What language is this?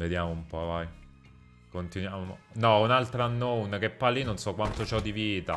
Italian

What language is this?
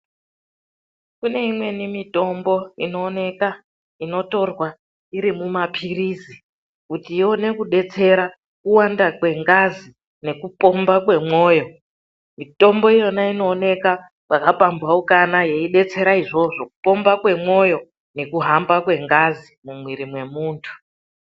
Ndau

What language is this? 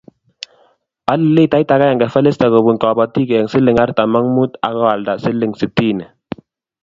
Kalenjin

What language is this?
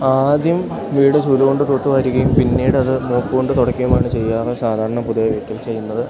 Malayalam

